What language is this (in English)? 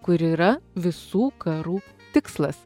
Lithuanian